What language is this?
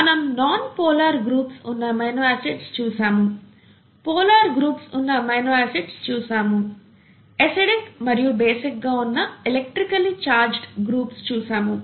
Telugu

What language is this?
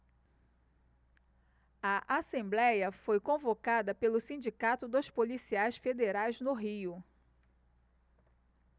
Portuguese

